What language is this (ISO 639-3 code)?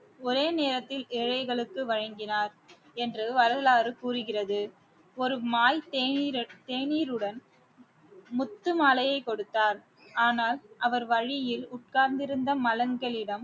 tam